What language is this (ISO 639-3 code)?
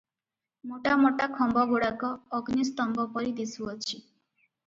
ori